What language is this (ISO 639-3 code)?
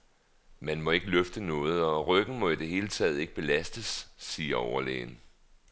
dan